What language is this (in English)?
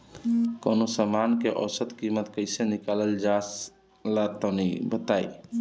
Bhojpuri